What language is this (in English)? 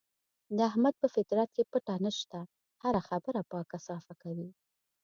Pashto